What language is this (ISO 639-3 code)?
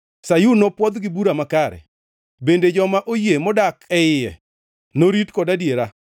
luo